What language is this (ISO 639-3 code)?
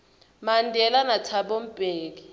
ssw